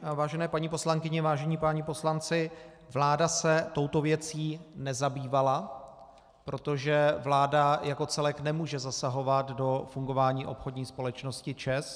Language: Czech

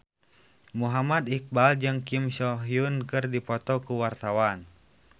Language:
Sundanese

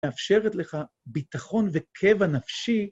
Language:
Hebrew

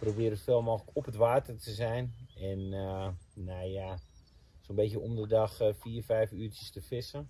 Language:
Dutch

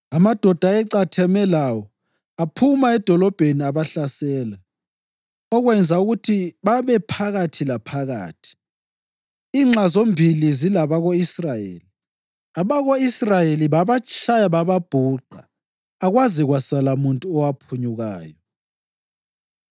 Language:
North Ndebele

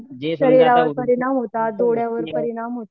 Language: Marathi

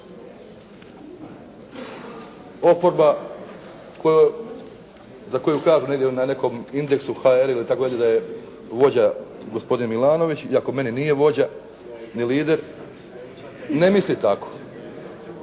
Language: Croatian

